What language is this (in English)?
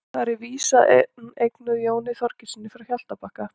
Icelandic